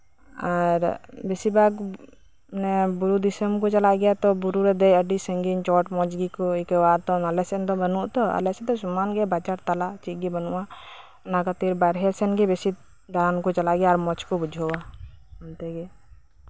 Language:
Santali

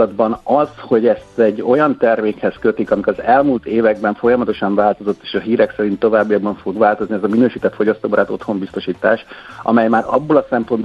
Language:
Hungarian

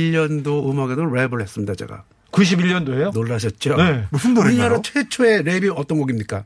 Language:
Korean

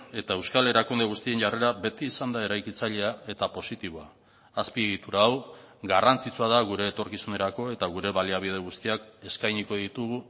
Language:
Basque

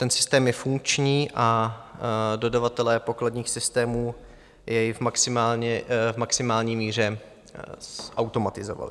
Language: Czech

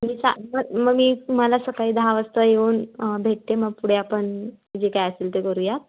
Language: Marathi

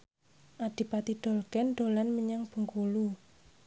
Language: Javanese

